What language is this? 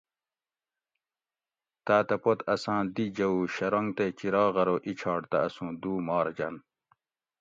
Gawri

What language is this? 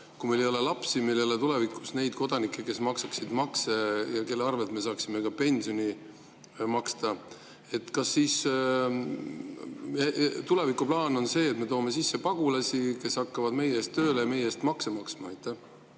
Estonian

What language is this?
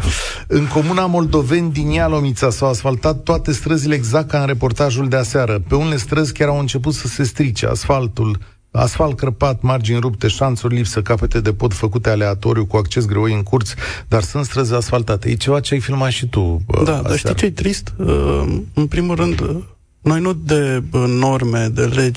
Romanian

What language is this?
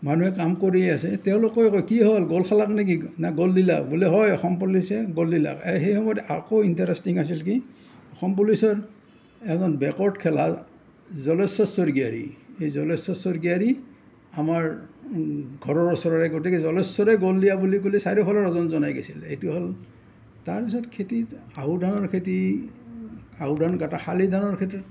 Assamese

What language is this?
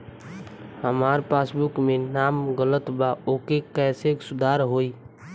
Bhojpuri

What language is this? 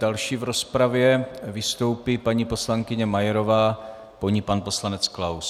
Czech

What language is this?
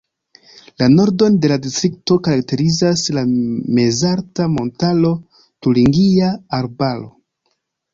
Esperanto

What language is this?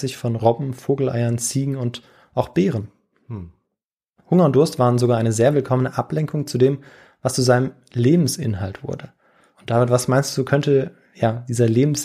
German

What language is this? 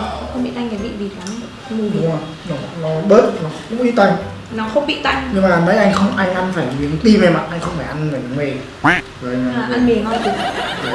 Vietnamese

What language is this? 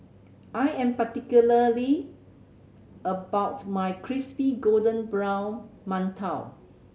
English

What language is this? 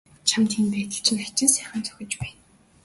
Mongolian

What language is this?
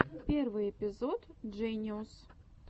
Russian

